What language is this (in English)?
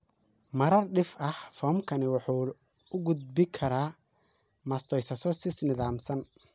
Somali